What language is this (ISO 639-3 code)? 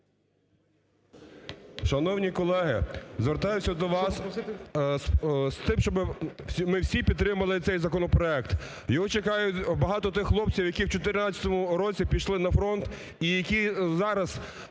ukr